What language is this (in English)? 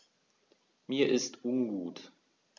German